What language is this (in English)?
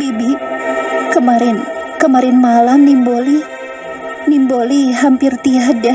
Indonesian